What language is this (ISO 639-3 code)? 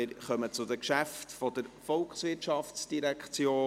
gsw